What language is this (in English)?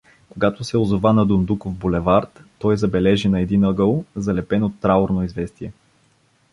Bulgarian